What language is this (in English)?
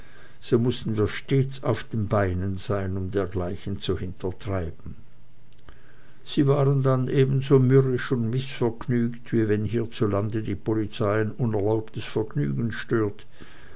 German